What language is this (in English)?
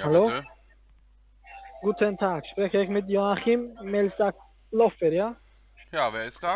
German